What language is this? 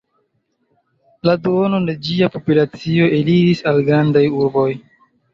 Esperanto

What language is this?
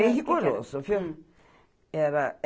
Portuguese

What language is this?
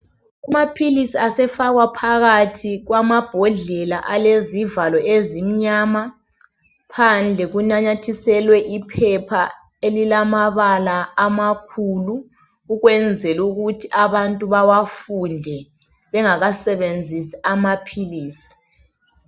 North Ndebele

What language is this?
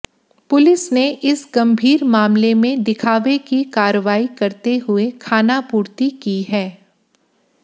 Hindi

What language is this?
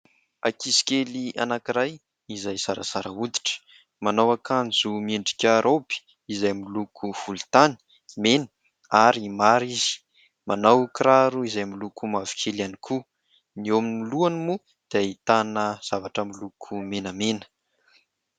Malagasy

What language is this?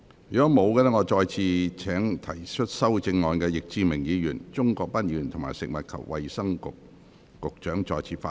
Cantonese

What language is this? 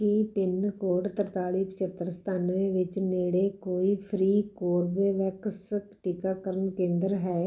Punjabi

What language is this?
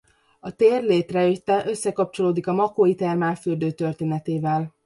Hungarian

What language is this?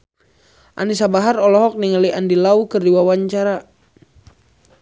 Sundanese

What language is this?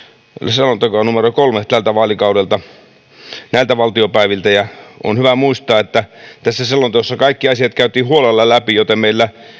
Finnish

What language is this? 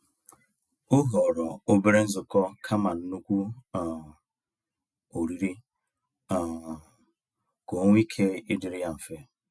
Igbo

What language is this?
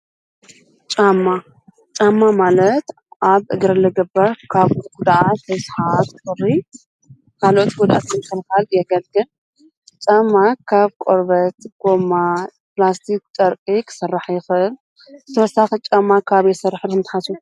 Tigrinya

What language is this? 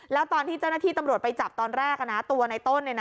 Thai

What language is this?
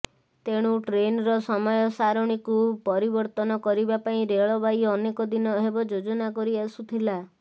Odia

